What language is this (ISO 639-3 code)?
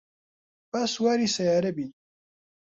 ckb